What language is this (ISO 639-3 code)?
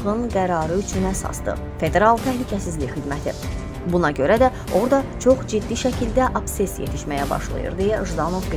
tur